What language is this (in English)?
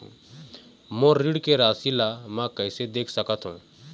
Chhattisgarhi